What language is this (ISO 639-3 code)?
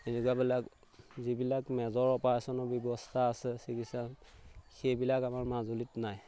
asm